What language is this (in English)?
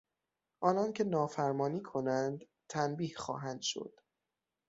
Persian